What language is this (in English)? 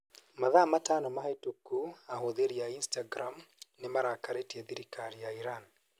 Kikuyu